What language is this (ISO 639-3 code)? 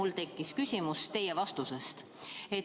est